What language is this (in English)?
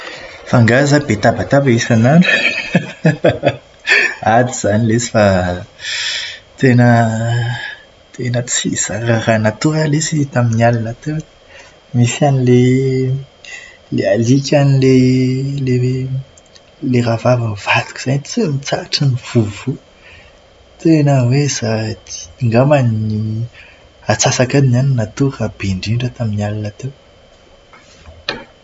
Malagasy